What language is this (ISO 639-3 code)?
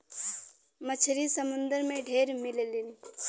bho